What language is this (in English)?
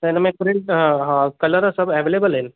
Sindhi